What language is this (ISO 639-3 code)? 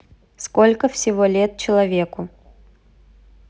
rus